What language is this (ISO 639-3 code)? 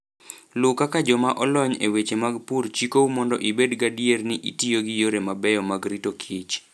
luo